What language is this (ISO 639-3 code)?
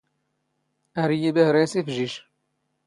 zgh